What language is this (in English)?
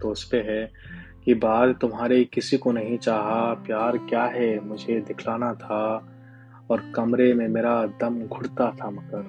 Hindi